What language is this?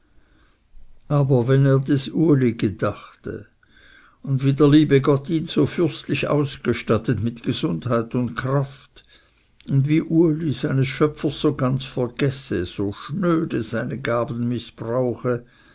German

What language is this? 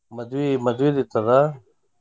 Kannada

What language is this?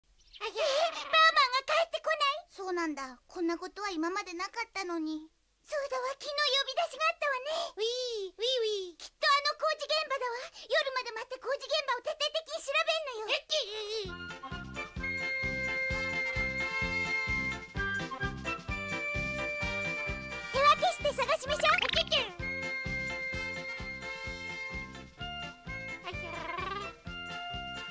Japanese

